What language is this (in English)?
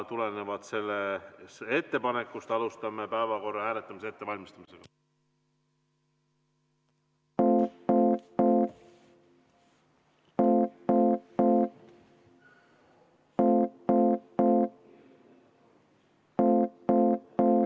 Estonian